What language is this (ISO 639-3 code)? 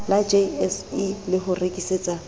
sot